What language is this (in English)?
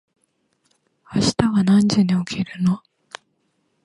Japanese